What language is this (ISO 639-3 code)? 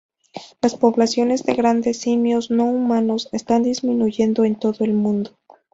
spa